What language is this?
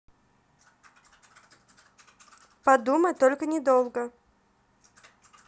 Russian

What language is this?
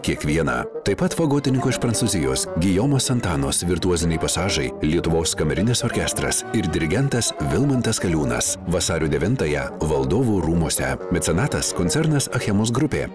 Lithuanian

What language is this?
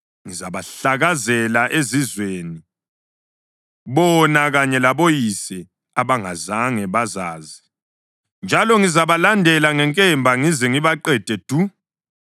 North Ndebele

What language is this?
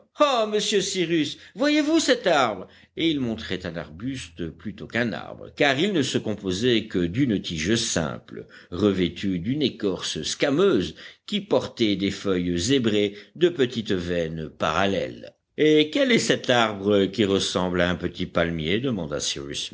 French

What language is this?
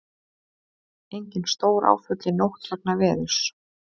Icelandic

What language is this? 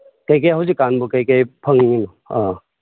Manipuri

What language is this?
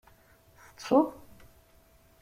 Kabyle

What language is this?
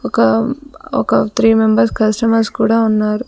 Telugu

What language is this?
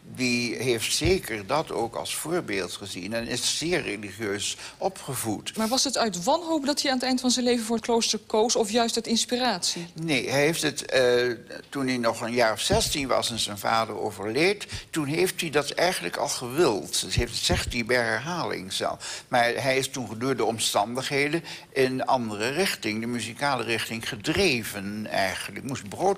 Dutch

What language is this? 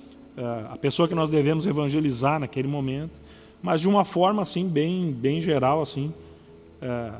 Portuguese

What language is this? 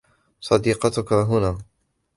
Arabic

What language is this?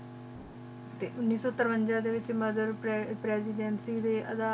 Punjabi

